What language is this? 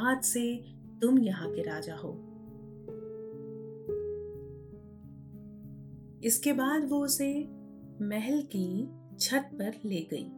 Hindi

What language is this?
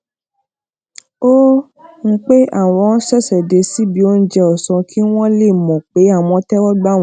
Yoruba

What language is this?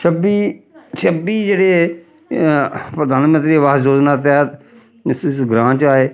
Dogri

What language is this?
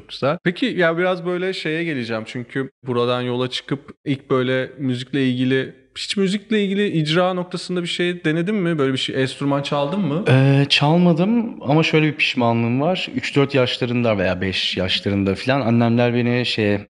Turkish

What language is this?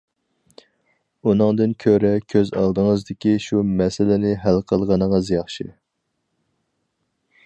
Uyghur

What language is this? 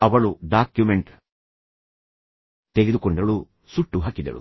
Kannada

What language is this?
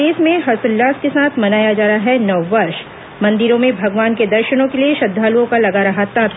Hindi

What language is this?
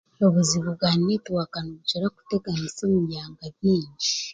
Chiga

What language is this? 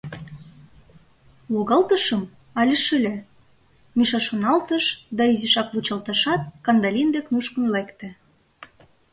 Mari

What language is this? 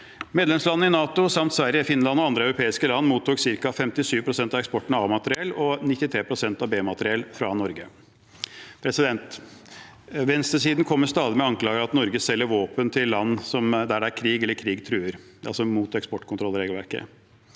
Norwegian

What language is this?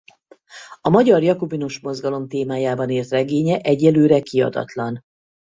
Hungarian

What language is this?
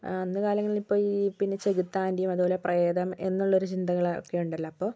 Malayalam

